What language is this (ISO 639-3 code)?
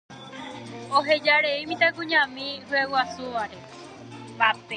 grn